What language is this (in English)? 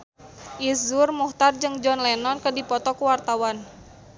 Sundanese